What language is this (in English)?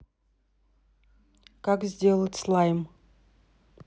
Russian